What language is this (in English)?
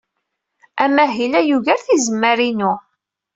Kabyle